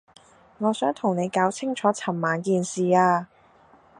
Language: Cantonese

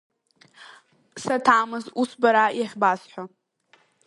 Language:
Abkhazian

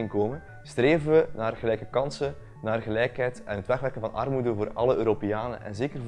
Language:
Dutch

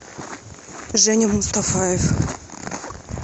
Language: Russian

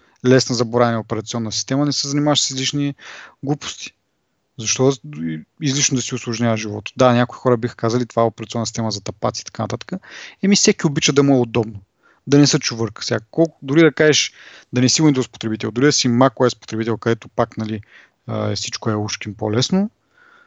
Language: Bulgarian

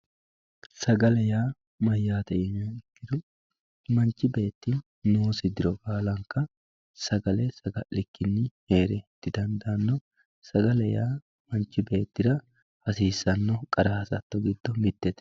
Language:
Sidamo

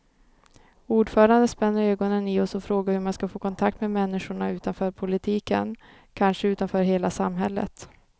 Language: Swedish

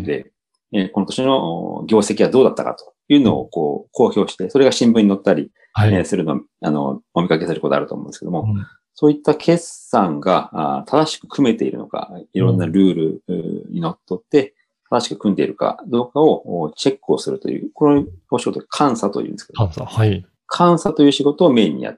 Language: Japanese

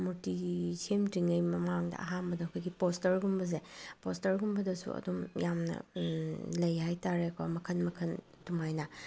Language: Manipuri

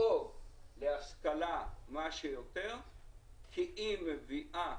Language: Hebrew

